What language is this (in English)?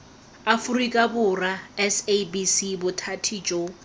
Tswana